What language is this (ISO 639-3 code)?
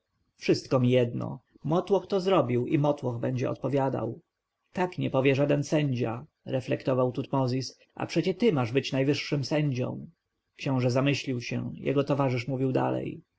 pol